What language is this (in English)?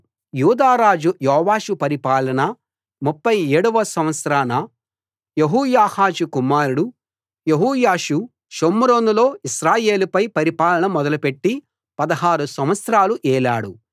Telugu